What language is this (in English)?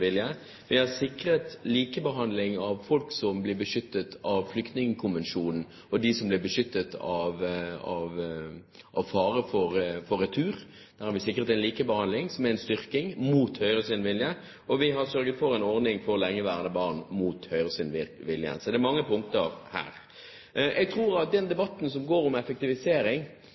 Norwegian Bokmål